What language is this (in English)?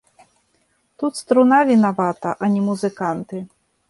Belarusian